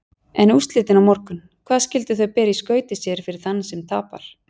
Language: Icelandic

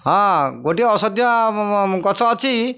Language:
Odia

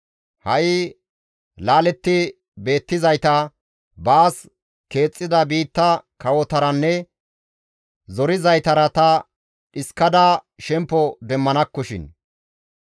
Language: Gamo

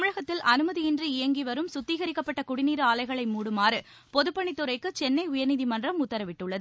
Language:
Tamil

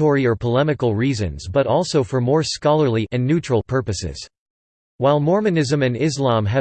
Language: English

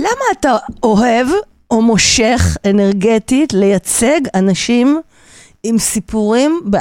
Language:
Hebrew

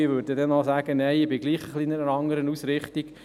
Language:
Swiss German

